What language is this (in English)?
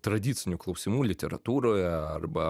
Lithuanian